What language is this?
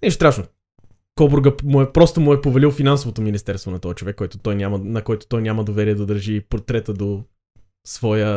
Bulgarian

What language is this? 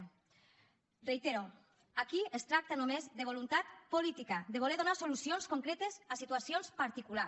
Catalan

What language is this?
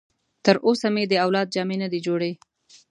Pashto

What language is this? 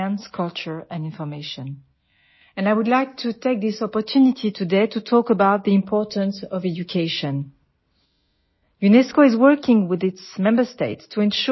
Assamese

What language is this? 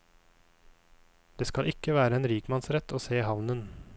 Norwegian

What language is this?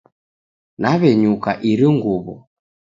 Taita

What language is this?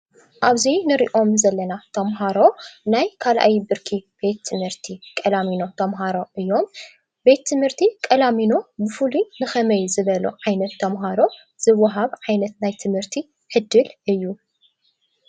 Tigrinya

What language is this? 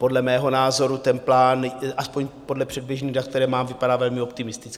Czech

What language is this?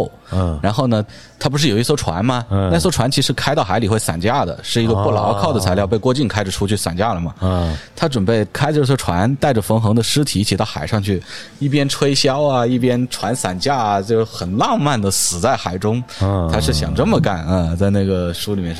Chinese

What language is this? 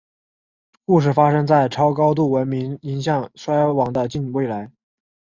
Chinese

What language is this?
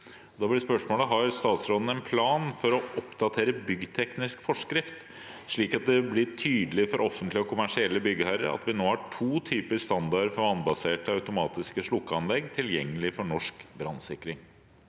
Norwegian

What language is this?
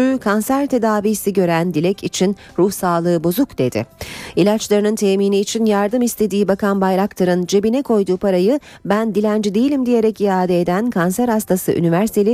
Turkish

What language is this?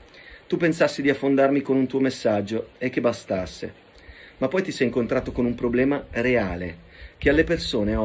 Italian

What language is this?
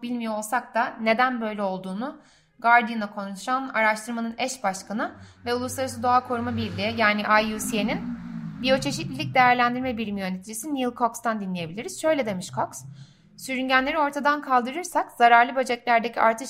Turkish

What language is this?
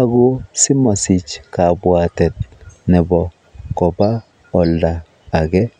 Kalenjin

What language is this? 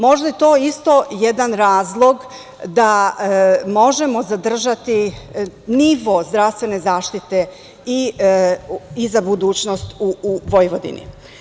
Serbian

